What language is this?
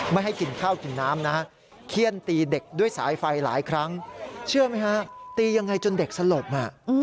Thai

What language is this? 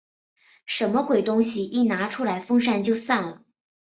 Chinese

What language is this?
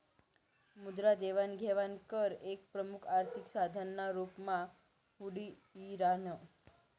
Marathi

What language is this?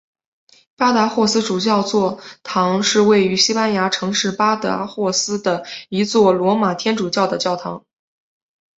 Chinese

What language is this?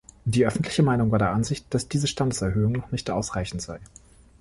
German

